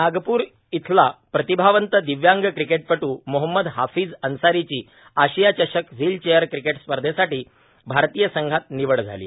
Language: Marathi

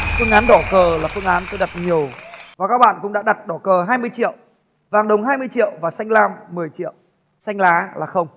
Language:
Vietnamese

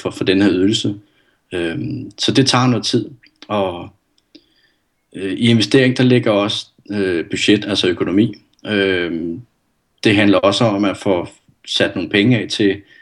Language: Danish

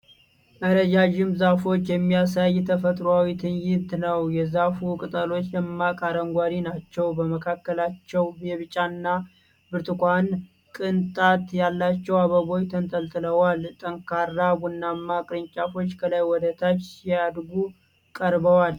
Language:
Amharic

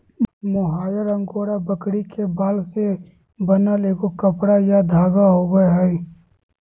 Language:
Magahi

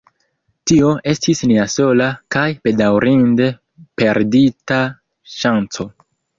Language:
Esperanto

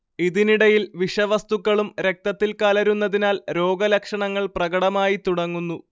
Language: Malayalam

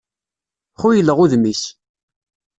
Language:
Kabyle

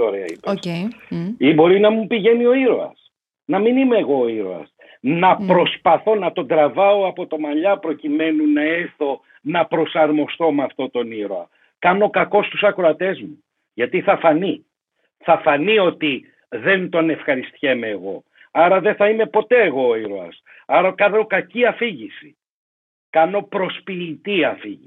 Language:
Greek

